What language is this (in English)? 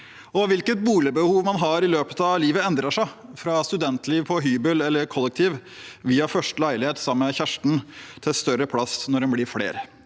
Norwegian